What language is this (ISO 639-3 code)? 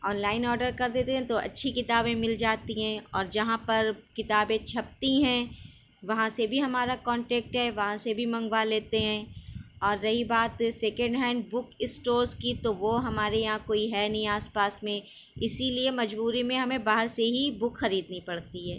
urd